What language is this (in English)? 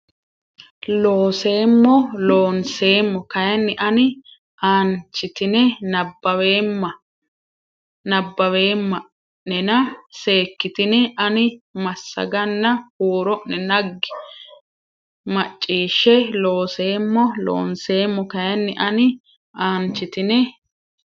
Sidamo